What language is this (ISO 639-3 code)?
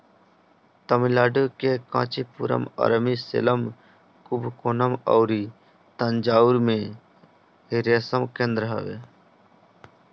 bho